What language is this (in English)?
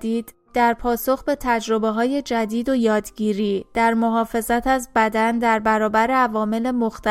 Persian